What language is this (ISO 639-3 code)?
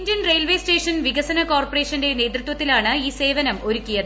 mal